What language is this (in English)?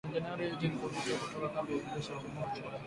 Swahili